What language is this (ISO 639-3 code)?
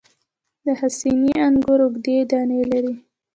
pus